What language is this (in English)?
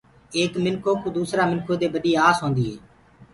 Gurgula